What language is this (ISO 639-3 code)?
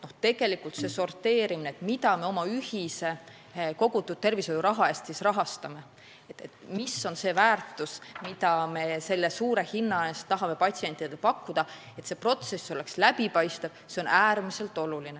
est